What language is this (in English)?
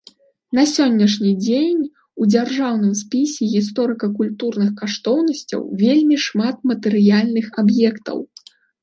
Belarusian